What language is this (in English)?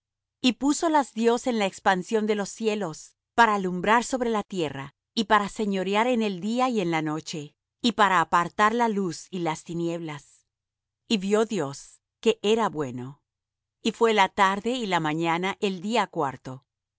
Spanish